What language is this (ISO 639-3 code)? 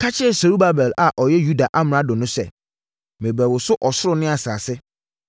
aka